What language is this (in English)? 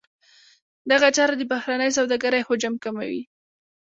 Pashto